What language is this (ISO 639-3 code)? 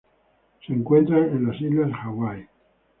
spa